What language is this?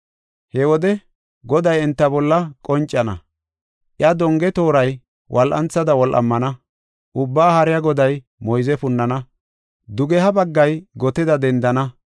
Gofa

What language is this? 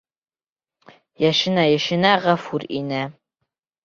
Bashkir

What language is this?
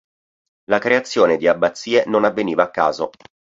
Italian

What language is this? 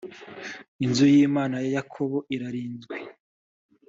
Kinyarwanda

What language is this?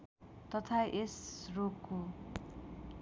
Nepali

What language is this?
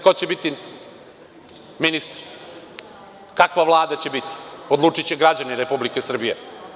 Serbian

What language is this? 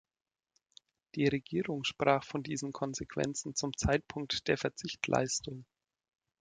German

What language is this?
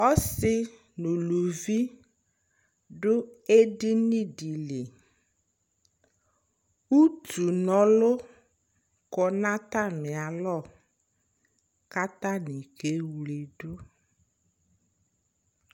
Ikposo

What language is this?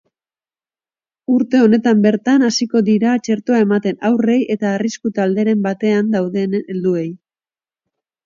Basque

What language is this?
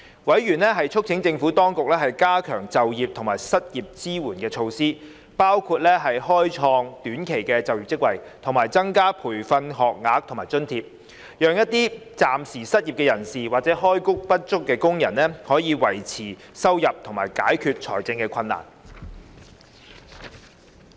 Cantonese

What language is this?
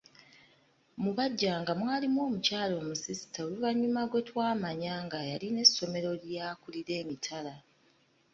Ganda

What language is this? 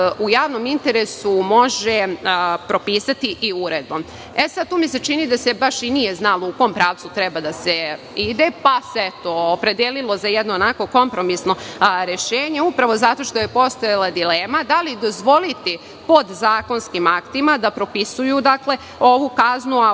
Serbian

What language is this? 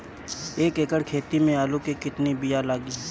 Bhojpuri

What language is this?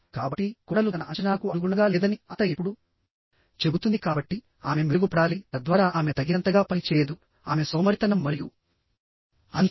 Telugu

